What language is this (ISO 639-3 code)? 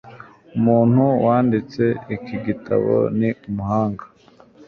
kin